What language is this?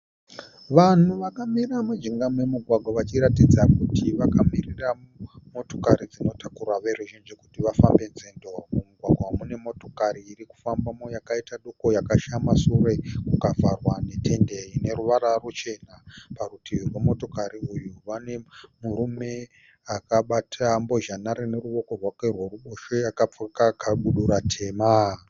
Shona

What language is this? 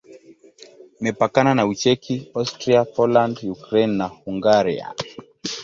Swahili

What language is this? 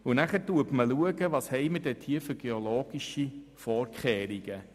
Swiss German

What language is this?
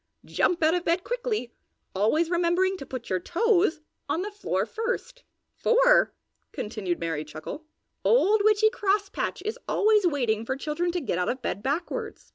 English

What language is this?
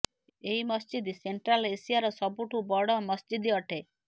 Odia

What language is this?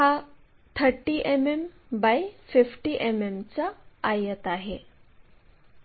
Marathi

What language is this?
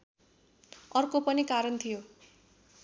Nepali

